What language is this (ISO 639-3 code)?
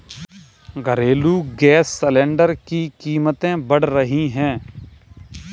hin